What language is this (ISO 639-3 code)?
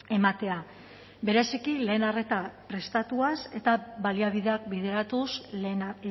eus